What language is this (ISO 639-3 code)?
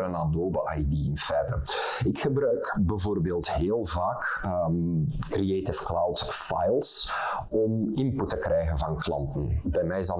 nld